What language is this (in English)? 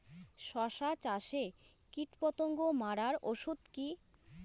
Bangla